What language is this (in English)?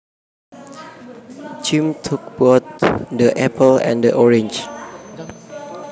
Javanese